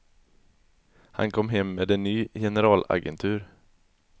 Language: Swedish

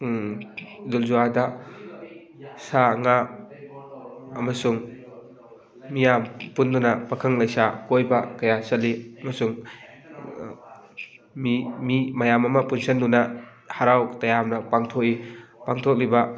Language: Manipuri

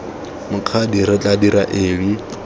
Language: Tswana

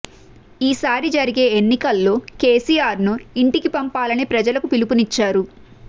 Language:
Telugu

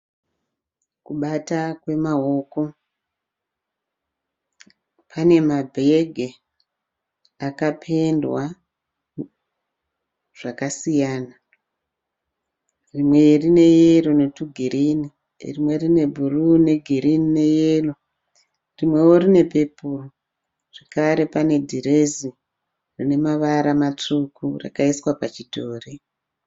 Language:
Shona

